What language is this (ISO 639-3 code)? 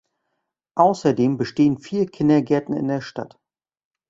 deu